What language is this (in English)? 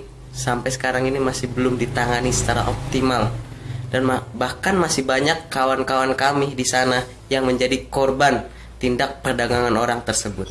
Indonesian